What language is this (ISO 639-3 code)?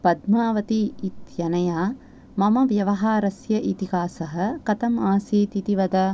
san